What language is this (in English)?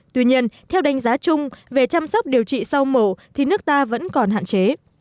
Vietnamese